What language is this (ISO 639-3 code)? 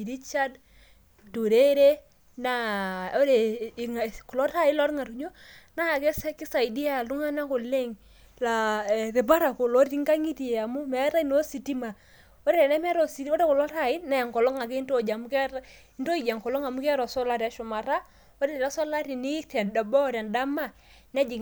mas